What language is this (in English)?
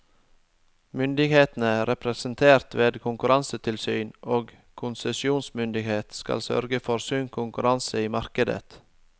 Norwegian